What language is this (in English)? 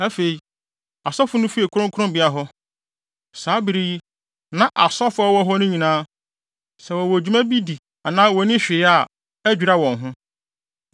Akan